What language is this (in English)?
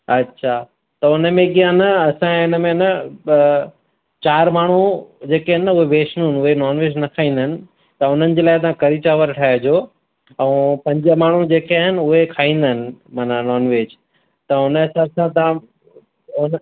Sindhi